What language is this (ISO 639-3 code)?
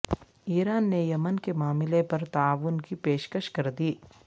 urd